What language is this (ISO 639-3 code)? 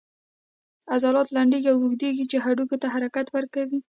pus